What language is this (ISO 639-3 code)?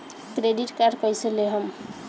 bho